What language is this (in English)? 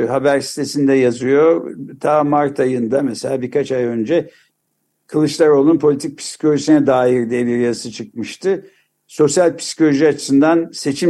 Turkish